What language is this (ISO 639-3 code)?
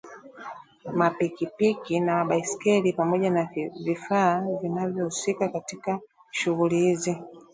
swa